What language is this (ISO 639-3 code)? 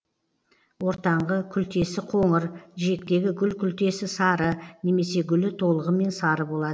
kaz